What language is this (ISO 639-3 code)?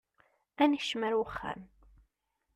kab